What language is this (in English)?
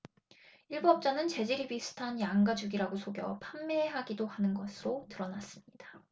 Korean